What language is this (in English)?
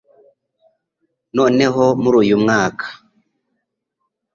Kinyarwanda